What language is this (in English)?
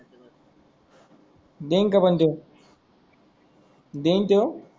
Marathi